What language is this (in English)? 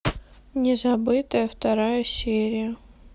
Russian